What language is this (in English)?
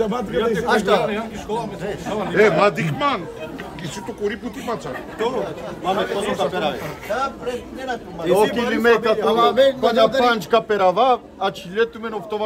Romanian